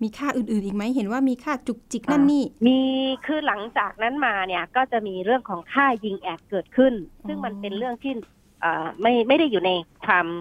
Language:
Thai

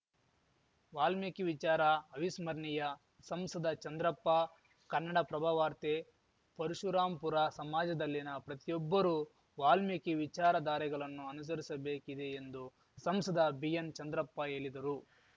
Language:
Kannada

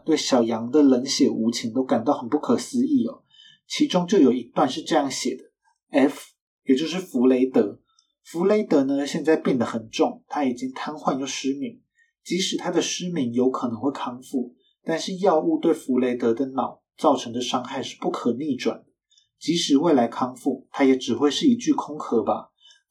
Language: Chinese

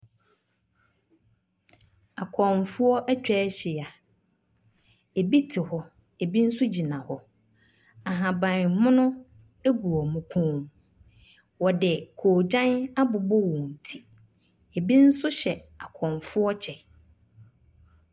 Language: Akan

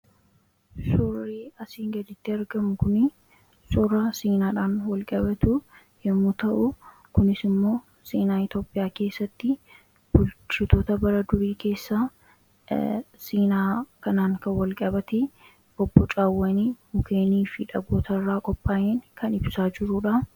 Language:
Oromo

